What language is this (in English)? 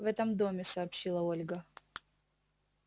Russian